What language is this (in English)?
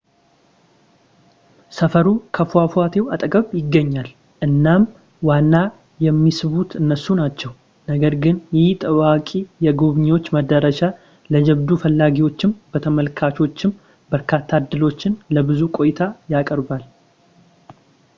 Amharic